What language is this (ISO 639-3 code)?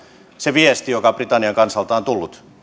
fin